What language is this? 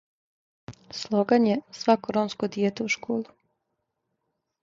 Serbian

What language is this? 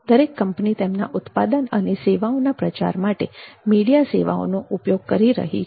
Gujarati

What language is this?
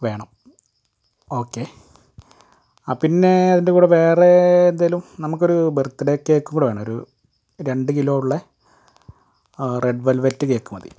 Malayalam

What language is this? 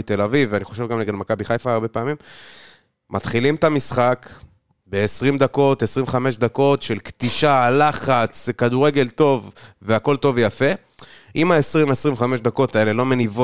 Hebrew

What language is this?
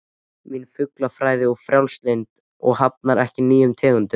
Icelandic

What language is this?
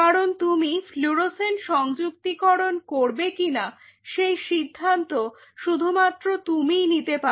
Bangla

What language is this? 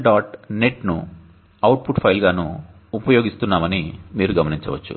Telugu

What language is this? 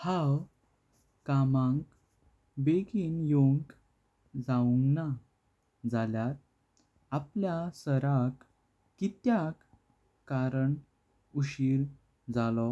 Konkani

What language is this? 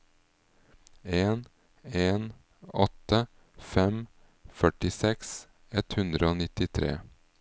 Norwegian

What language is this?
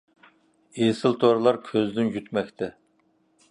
Uyghur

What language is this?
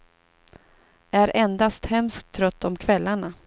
Swedish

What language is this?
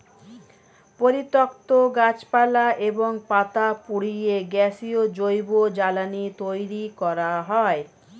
Bangla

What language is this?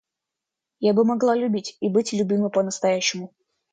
Russian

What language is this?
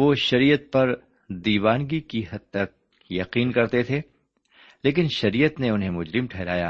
Urdu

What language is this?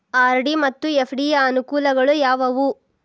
Kannada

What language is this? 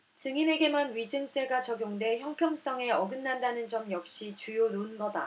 Korean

